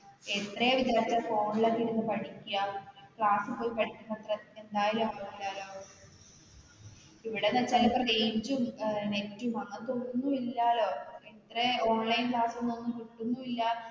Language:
Malayalam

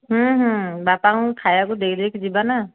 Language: Odia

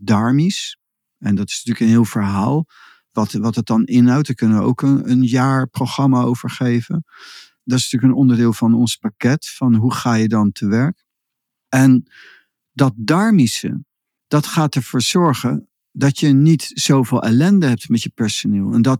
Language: Dutch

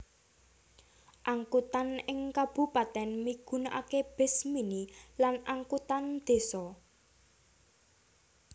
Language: Javanese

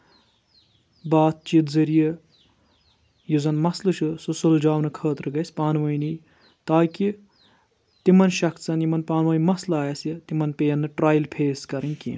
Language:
Kashmiri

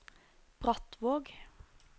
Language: Norwegian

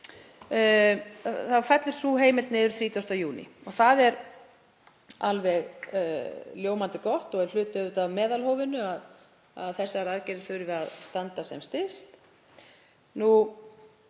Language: Icelandic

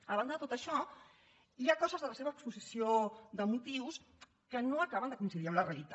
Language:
Catalan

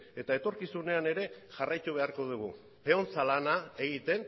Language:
Basque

